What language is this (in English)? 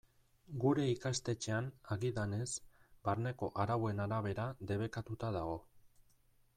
Basque